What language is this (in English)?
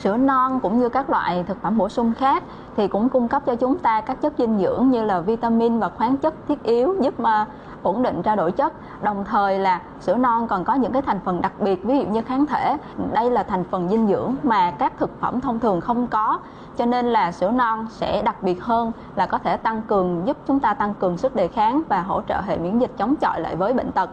Vietnamese